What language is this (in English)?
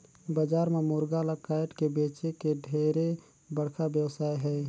Chhattisgarhi